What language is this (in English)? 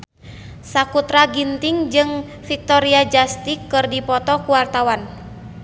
Sundanese